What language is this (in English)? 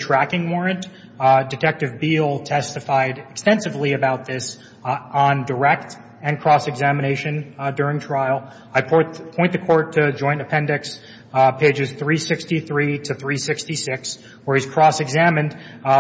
English